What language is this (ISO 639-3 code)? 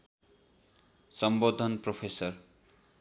nep